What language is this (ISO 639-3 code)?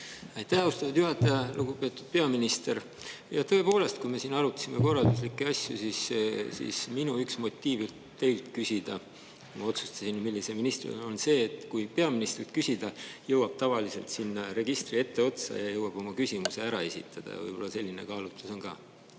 est